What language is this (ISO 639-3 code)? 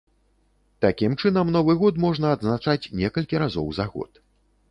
bel